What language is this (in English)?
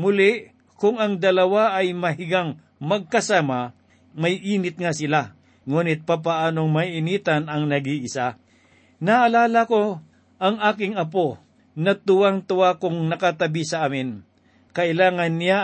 Filipino